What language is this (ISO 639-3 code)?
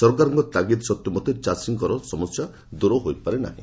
ori